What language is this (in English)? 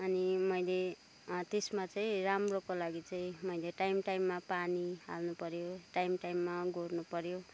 Nepali